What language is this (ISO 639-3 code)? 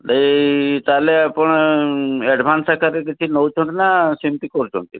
ori